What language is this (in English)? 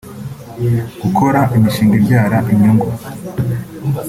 Kinyarwanda